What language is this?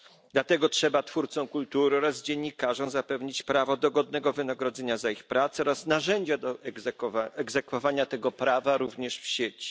Polish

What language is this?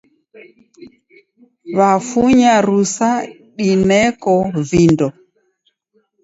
Taita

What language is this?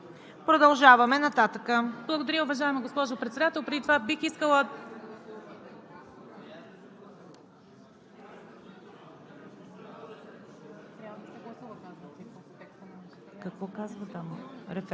Bulgarian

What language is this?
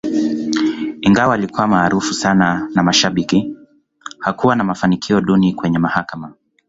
Swahili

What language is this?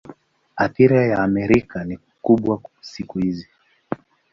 Swahili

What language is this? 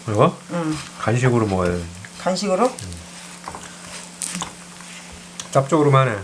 Korean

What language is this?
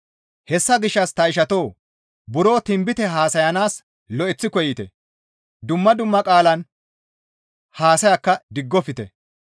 Gamo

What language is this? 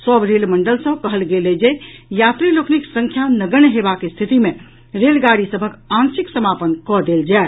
Maithili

